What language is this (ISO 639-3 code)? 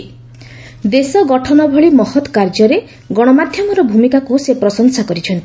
ori